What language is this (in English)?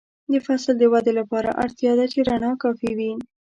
Pashto